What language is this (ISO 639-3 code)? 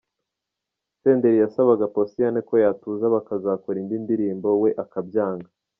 kin